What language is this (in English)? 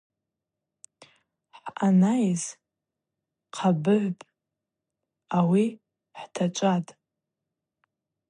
Abaza